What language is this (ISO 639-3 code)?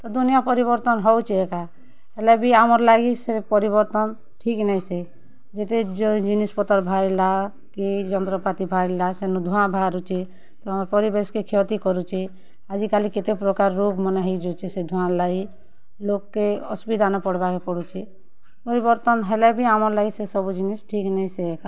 ori